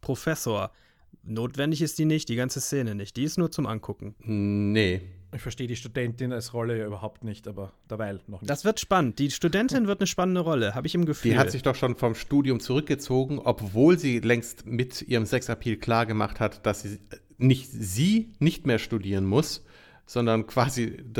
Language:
German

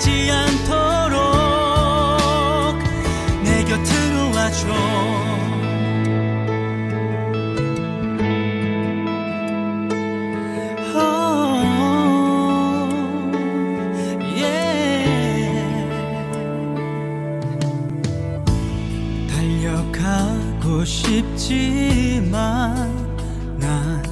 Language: Korean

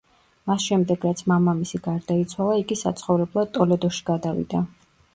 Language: Georgian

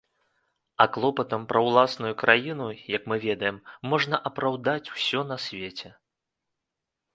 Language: Belarusian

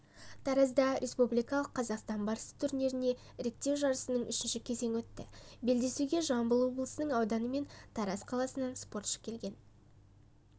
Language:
Kazakh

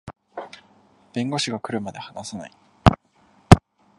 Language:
Japanese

